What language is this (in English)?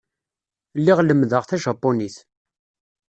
Kabyle